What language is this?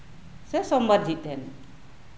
Santali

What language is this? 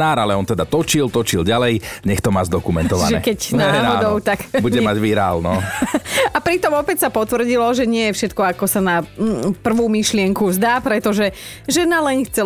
Slovak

